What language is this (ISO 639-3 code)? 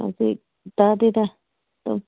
mni